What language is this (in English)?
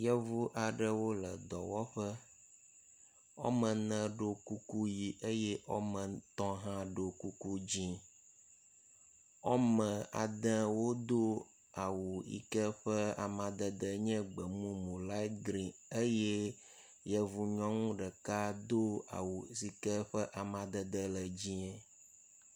Ewe